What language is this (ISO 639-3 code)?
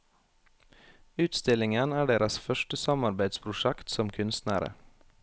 nor